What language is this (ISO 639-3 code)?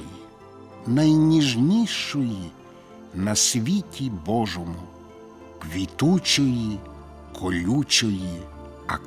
ukr